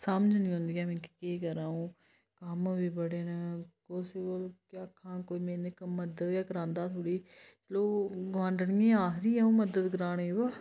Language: Dogri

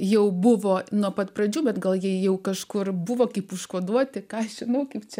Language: Lithuanian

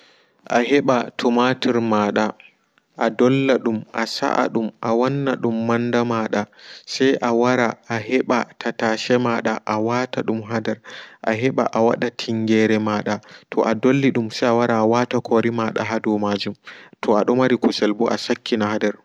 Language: Fula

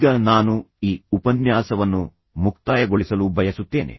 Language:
Kannada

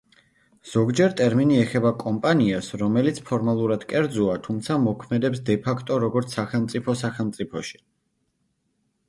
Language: Georgian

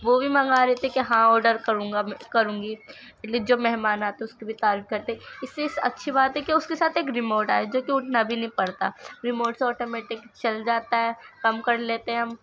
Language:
Urdu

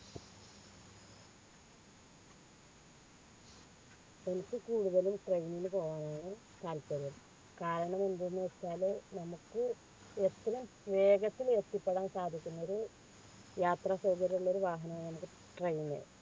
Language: Malayalam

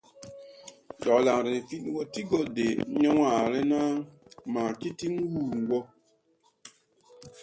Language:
Tupuri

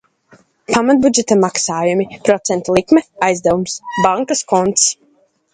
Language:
Latvian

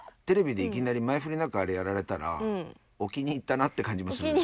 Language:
Japanese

